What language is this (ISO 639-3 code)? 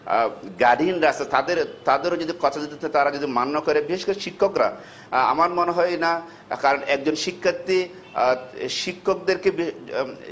ben